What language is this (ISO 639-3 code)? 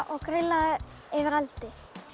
isl